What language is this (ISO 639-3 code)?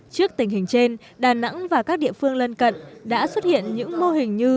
vie